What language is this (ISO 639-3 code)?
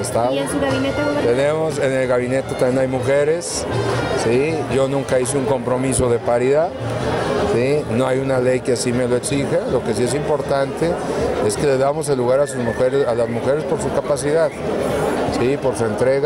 spa